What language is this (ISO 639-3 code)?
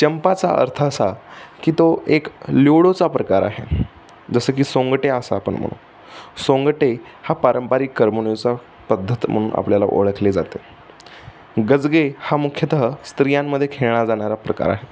mar